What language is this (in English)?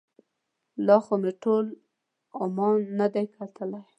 Pashto